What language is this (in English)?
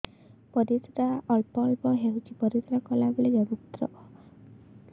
Odia